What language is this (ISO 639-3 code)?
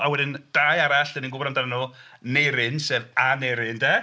cym